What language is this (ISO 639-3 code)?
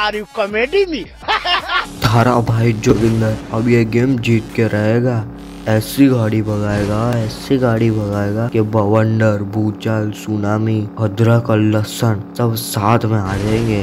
hin